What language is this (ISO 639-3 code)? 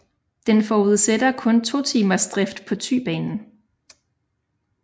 dan